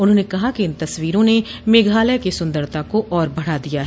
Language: Hindi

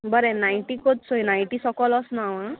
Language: Konkani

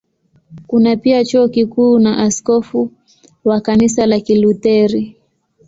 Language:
Swahili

